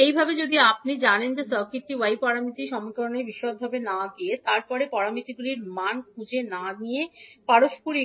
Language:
Bangla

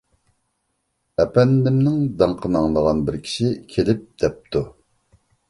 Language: Uyghur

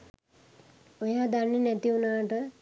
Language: Sinhala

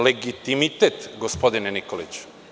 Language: Serbian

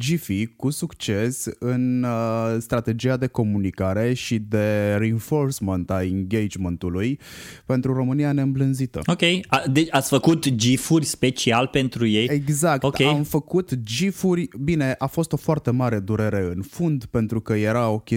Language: Romanian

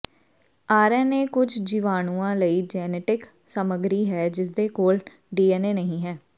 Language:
Punjabi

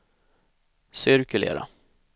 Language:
Swedish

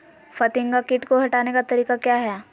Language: Magahi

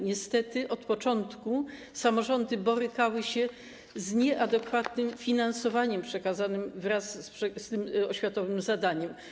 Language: Polish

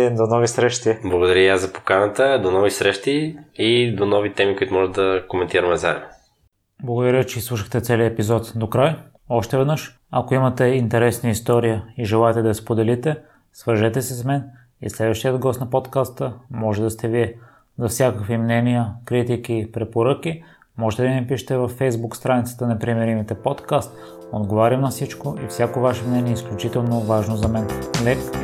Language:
Bulgarian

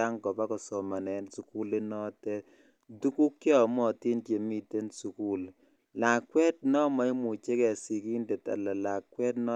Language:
Kalenjin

